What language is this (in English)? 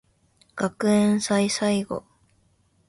Japanese